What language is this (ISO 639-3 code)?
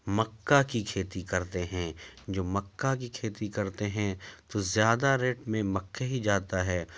urd